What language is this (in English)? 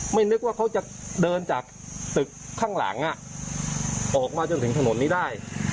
Thai